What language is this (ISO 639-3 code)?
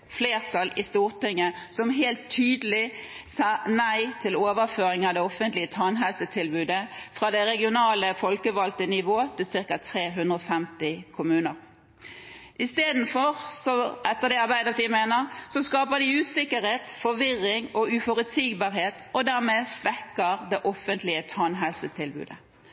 nob